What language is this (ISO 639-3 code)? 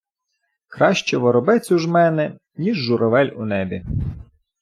ukr